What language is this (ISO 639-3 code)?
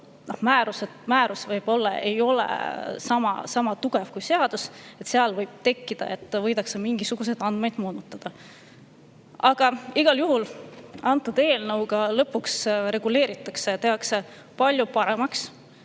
est